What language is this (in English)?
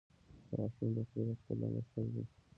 Pashto